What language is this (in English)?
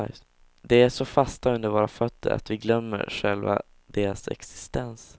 Swedish